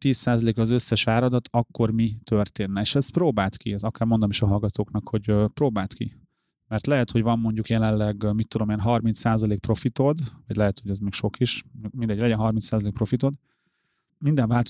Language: Hungarian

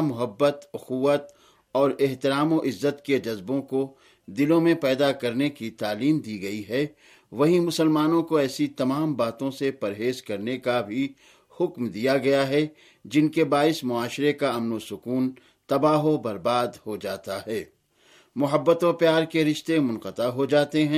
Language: Urdu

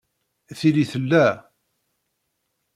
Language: Kabyle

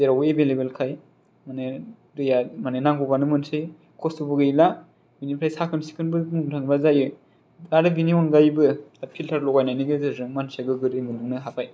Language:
Bodo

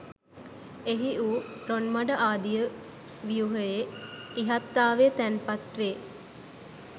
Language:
Sinhala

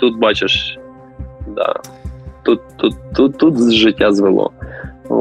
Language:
Ukrainian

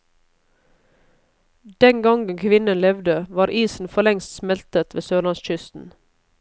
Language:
Norwegian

